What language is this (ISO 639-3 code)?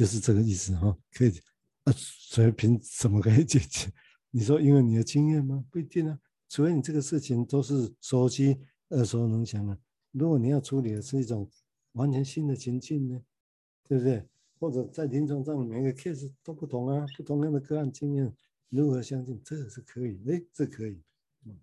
zho